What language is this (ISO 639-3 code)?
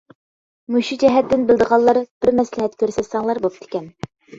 uig